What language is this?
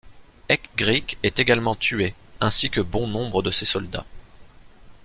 French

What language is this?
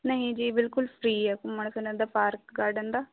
Punjabi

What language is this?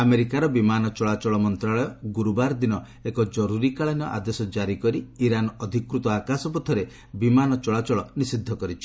Odia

